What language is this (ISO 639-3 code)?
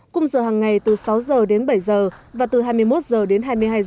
vie